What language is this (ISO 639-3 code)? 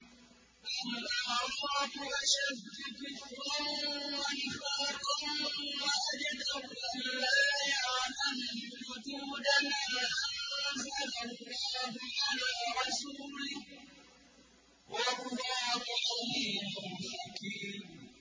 ara